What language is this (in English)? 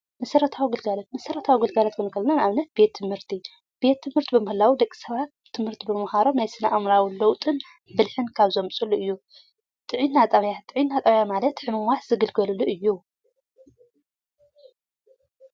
Tigrinya